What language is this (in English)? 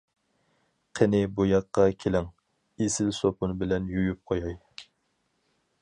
Uyghur